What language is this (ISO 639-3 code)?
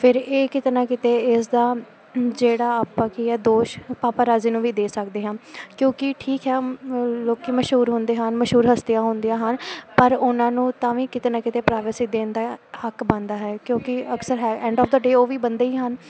pan